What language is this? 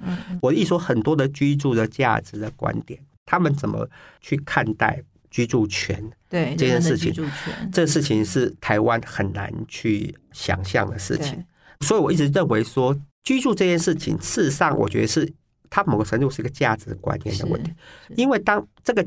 Chinese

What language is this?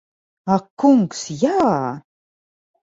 Latvian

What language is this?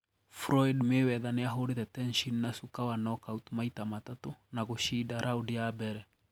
Kikuyu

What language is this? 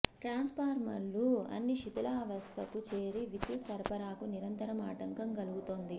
Telugu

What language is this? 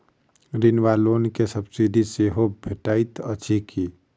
Maithili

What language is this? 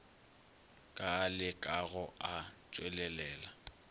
Northern Sotho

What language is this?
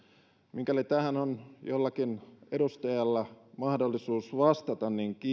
Finnish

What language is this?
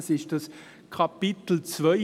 Swiss German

